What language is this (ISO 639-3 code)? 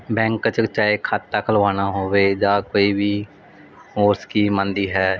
pan